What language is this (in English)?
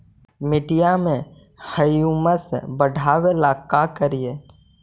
Magahi